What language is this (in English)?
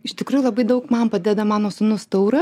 Lithuanian